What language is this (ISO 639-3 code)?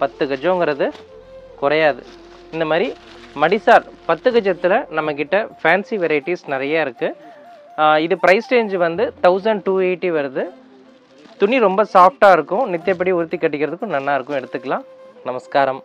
tam